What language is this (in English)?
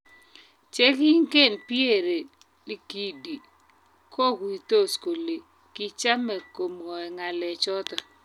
Kalenjin